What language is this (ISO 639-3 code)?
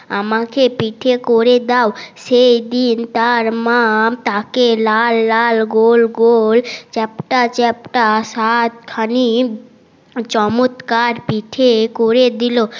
ben